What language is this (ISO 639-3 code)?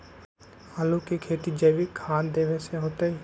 mag